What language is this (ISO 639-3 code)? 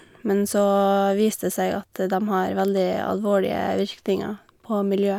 nor